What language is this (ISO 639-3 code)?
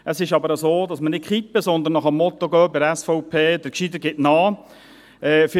gsw